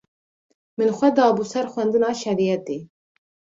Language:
Kurdish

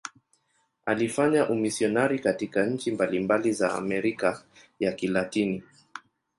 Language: Swahili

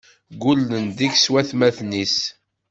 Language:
Kabyle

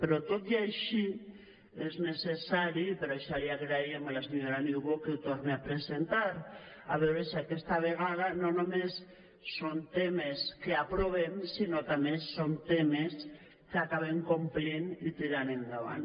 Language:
Catalan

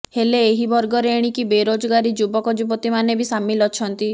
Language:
Odia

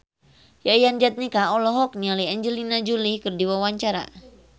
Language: Sundanese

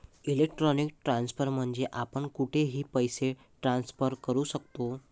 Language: Marathi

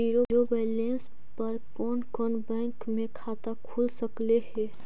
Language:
Magahi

